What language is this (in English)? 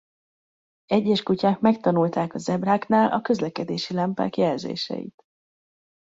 Hungarian